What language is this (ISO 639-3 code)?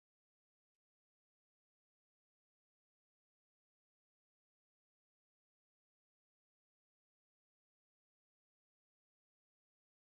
cdo